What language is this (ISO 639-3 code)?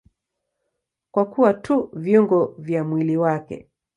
swa